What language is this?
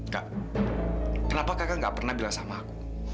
Indonesian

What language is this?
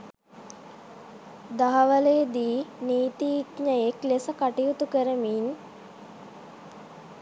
Sinhala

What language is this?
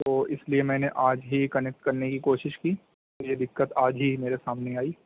Urdu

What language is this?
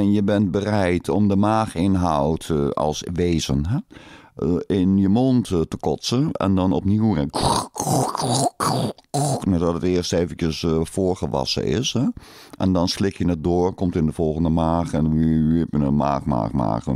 Dutch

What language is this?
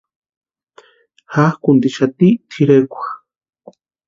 Western Highland Purepecha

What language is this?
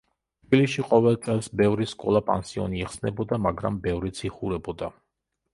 Georgian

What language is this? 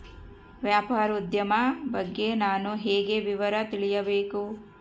Kannada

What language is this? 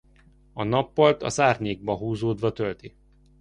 Hungarian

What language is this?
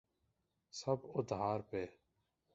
Urdu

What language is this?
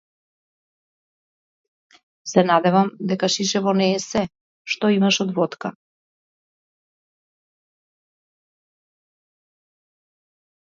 Macedonian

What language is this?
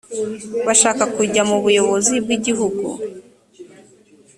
Kinyarwanda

